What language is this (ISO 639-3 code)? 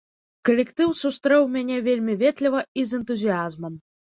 bel